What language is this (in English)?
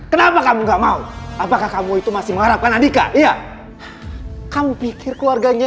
Indonesian